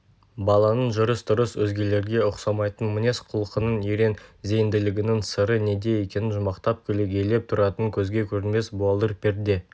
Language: Kazakh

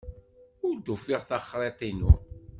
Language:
Kabyle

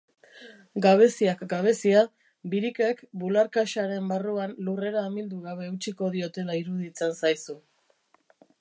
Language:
Basque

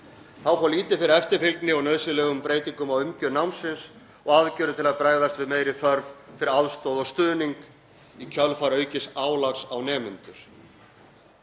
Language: Icelandic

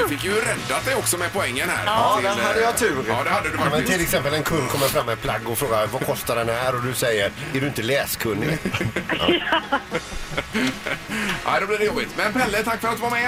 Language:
Swedish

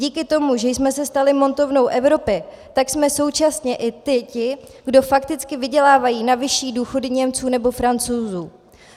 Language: Czech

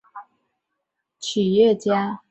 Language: Chinese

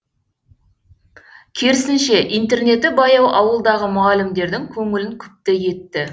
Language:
Kazakh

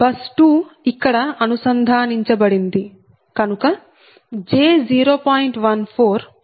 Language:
Telugu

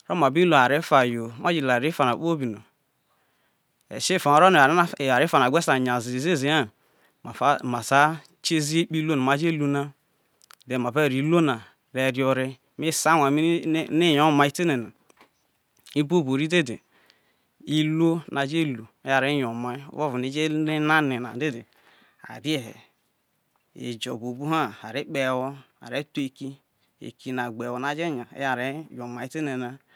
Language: Isoko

